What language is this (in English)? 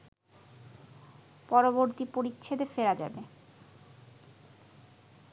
Bangla